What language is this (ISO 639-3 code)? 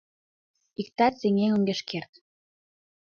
chm